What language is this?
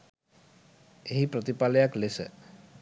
Sinhala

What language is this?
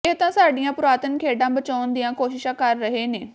Punjabi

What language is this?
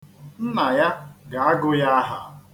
Igbo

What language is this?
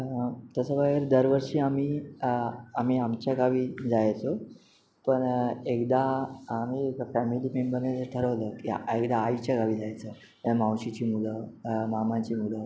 Marathi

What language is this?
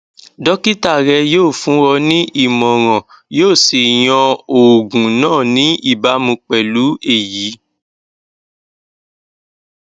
Yoruba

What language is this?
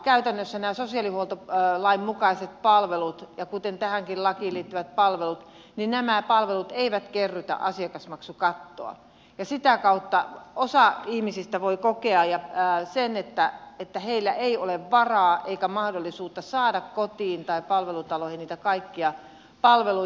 Finnish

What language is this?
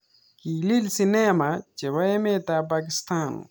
Kalenjin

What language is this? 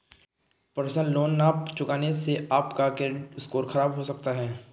Hindi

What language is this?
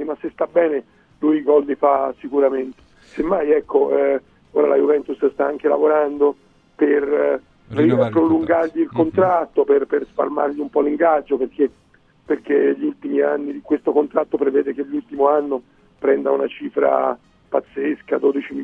Italian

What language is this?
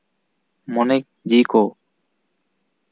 Santali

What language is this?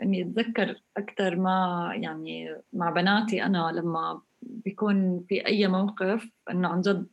Arabic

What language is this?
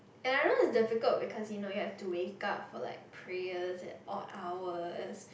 English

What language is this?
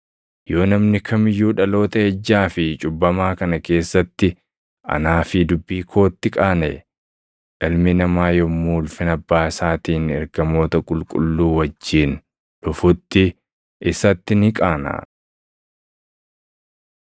Oromo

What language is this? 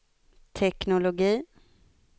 Swedish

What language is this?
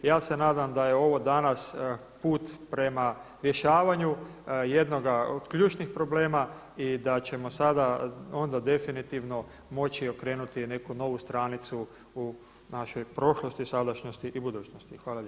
Croatian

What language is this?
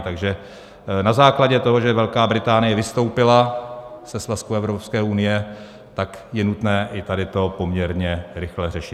Czech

